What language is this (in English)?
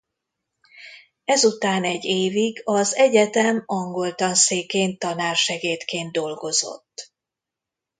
Hungarian